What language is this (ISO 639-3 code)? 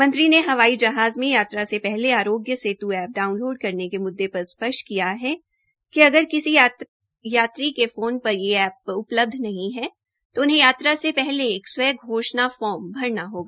hin